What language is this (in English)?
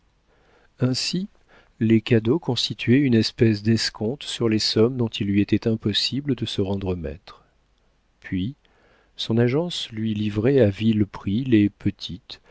French